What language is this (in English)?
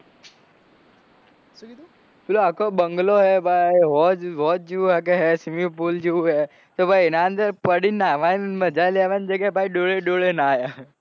Gujarati